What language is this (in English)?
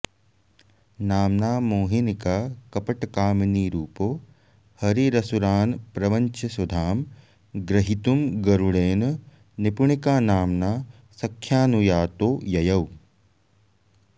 Sanskrit